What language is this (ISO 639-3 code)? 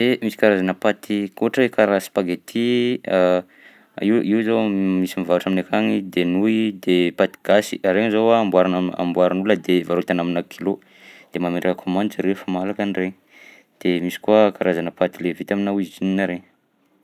bzc